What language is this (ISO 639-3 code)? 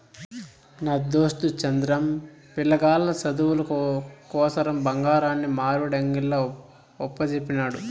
tel